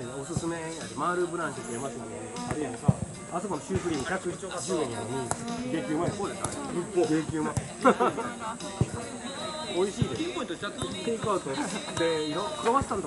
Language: Japanese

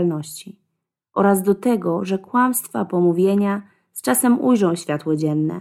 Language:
Polish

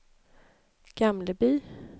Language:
Swedish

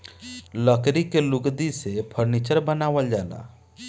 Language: Bhojpuri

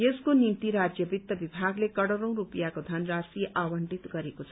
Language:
Nepali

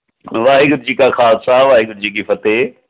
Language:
Punjabi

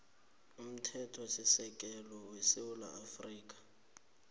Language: South Ndebele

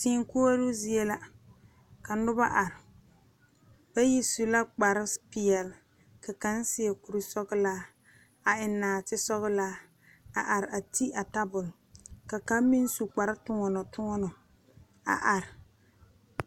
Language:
Southern Dagaare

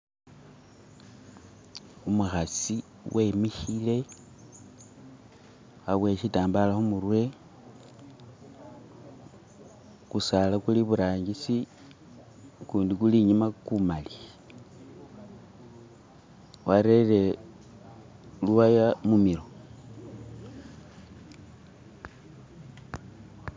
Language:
Masaaba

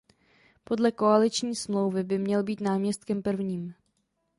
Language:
Czech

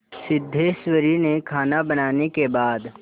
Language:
Hindi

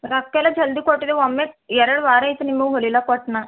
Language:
Kannada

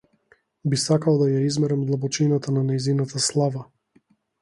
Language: Macedonian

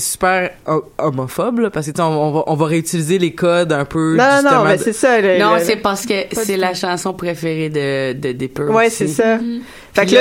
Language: French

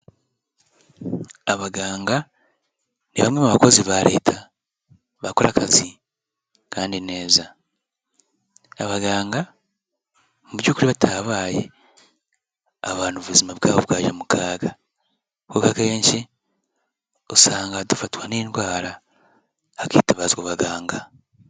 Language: Kinyarwanda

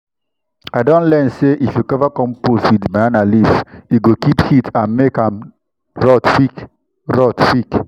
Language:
Nigerian Pidgin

